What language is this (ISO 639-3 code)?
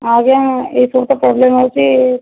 ori